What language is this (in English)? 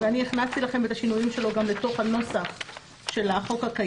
Hebrew